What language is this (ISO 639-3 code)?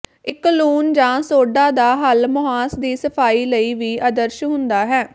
pan